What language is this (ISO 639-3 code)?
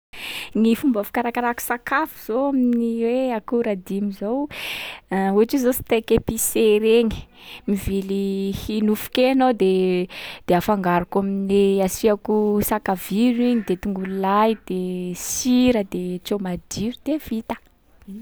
skg